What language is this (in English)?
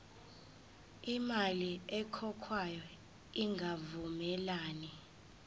Zulu